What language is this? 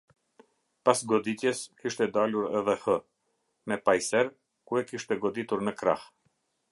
Albanian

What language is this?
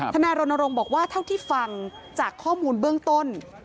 Thai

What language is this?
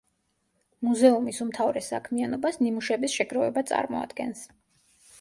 Georgian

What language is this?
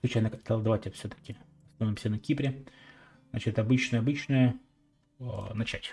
Russian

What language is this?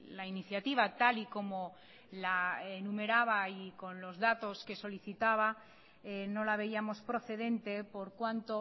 Spanish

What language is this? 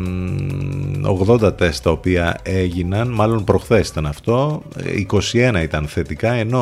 Greek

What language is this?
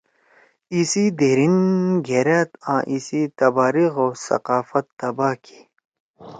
Torwali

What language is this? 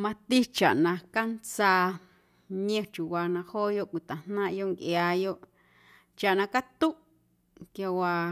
Guerrero Amuzgo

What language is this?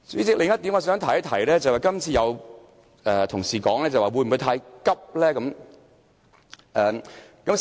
Cantonese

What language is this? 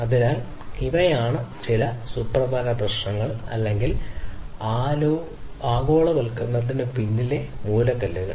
Malayalam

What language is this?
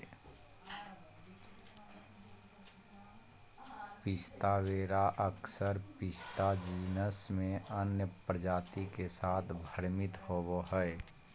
Magahi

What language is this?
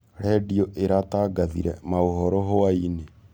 Kikuyu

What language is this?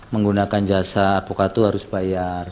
Indonesian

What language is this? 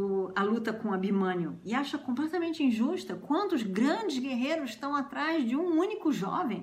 Portuguese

